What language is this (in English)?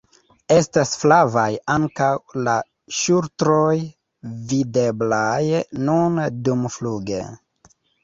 Esperanto